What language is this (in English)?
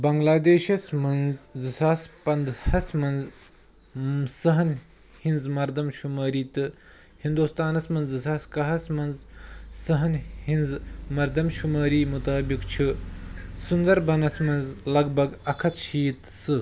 Kashmiri